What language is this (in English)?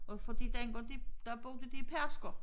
Danish